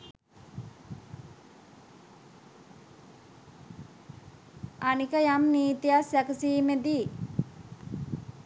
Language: Sinhala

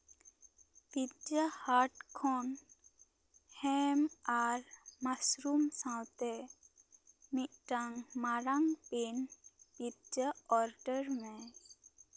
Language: Santali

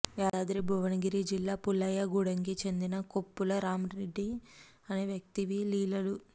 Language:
Telugu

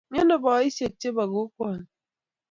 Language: Kalenjin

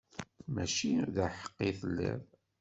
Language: Kabyle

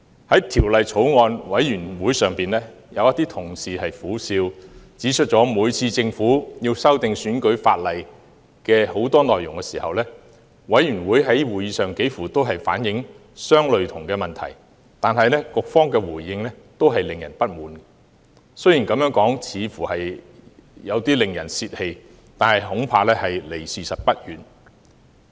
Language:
Cantonese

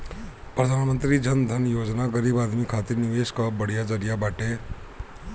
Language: Bhojpuri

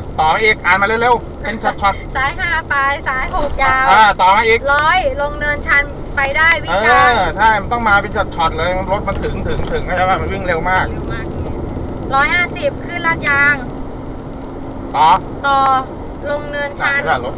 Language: Thai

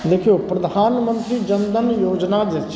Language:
Maithili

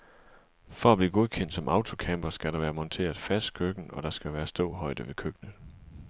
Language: Danish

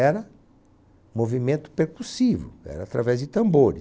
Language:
Portuguese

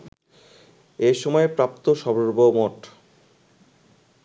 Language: Bangla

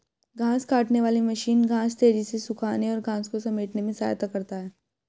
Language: Hindi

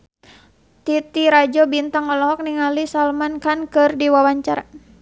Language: Sundanese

